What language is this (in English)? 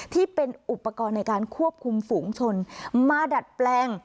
Thai